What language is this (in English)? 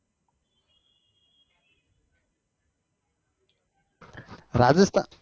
Gujarati